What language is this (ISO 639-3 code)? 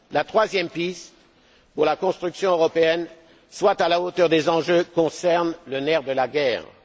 fra